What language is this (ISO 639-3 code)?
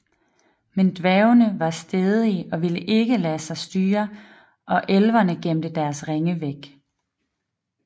dan